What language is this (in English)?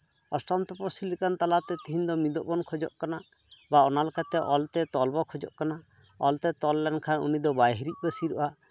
Santali